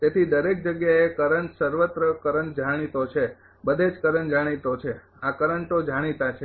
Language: Gujarati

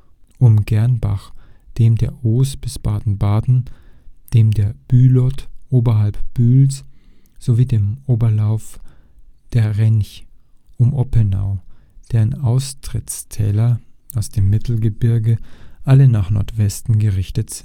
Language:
German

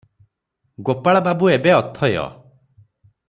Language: Odia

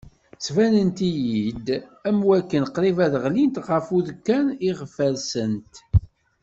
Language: Kabyle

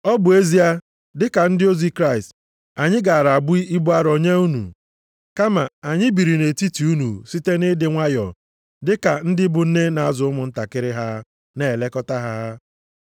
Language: Igbo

